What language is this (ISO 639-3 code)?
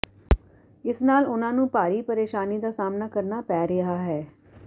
pan